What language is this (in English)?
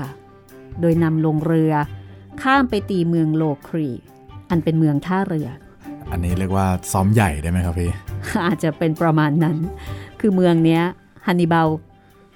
Thai